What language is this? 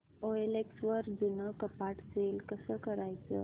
Marathi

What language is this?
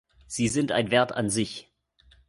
German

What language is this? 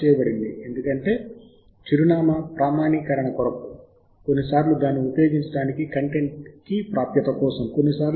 Telugu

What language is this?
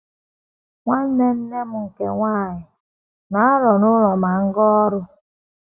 Igbo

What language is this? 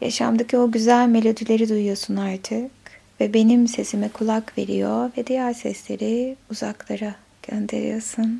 Turkish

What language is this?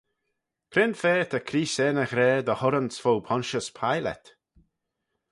Manx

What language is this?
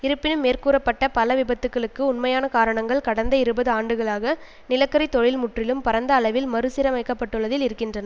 Tamil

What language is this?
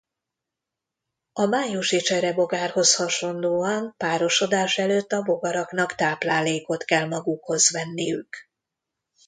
Hungarian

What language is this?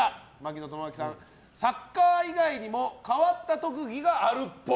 Japanese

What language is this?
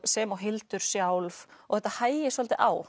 Icelandic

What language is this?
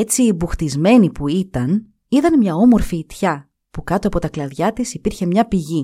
Greek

